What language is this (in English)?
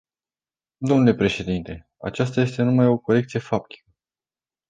Romanian